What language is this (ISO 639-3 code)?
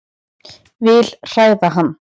isl